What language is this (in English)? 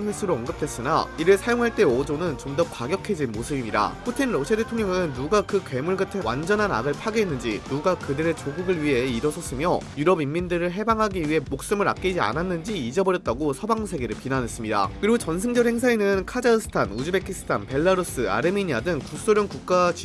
Korean